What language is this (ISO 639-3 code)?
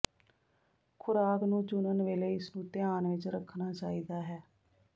pan